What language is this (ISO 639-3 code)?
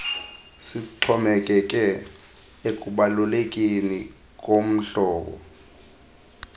xho